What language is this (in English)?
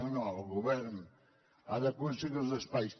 Catalan